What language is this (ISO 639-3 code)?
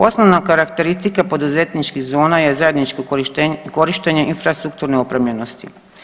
hrv